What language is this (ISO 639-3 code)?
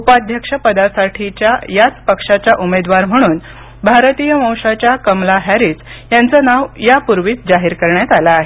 mar